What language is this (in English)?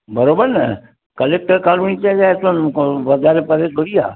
Sindhi